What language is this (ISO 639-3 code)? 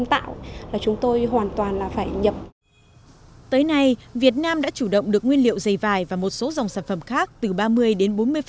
vie